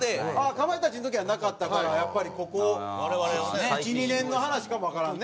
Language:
Japanese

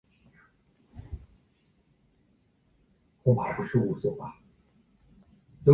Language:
Chinese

